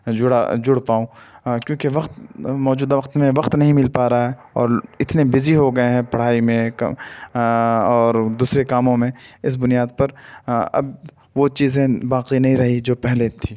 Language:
Urdu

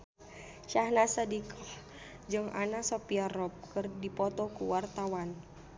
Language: Sundanese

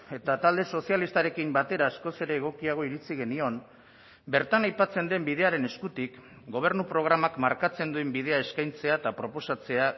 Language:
Basque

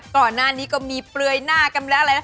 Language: Thai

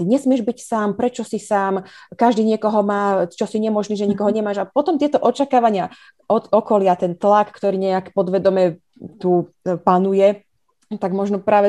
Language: Slovak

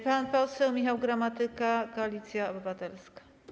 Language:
Polish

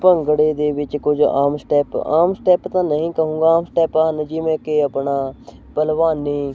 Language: Punjabi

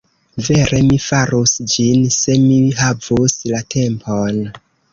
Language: Esperanto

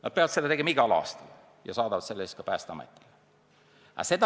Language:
Estonian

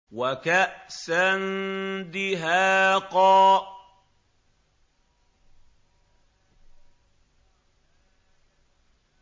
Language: Arabic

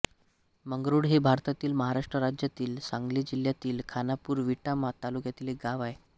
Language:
Marathi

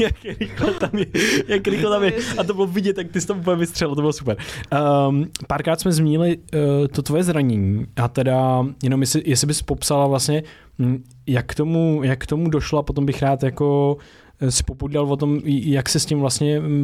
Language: Czech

